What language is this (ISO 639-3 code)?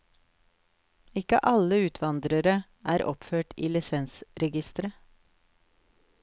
nor